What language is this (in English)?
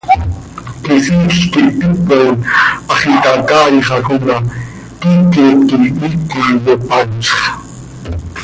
Seri